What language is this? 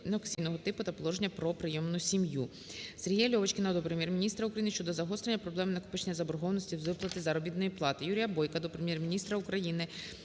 Ukrainian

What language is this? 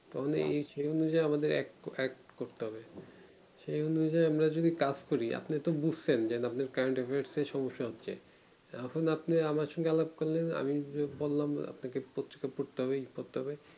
Bangla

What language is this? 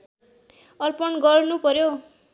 Nepali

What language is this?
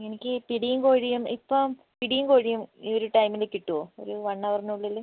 Malayalam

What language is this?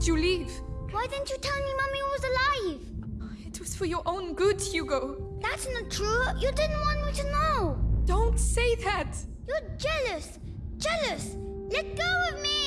Vietnamese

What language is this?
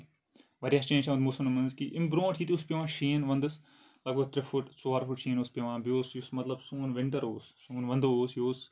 Kashmiri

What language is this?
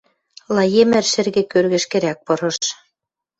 Western Mari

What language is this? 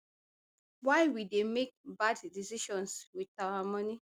Nigerian Pidgin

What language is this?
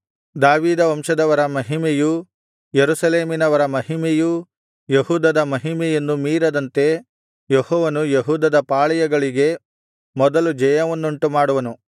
Kannada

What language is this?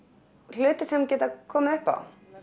Icelandic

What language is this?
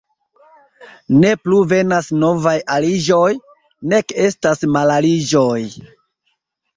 Esperanto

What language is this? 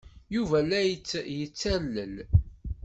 Kabyle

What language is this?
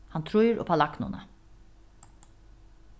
Faroese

